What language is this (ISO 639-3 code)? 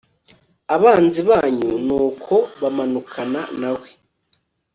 kin